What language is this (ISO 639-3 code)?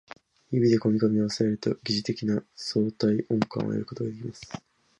jpn